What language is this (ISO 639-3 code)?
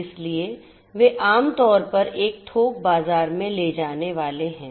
hin